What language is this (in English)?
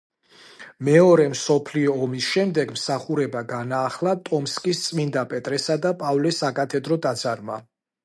Georgian